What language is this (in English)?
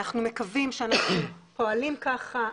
Hebrew